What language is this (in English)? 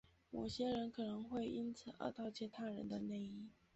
Chinese